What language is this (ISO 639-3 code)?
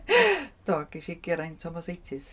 cym